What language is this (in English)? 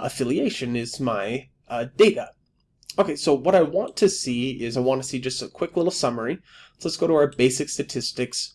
English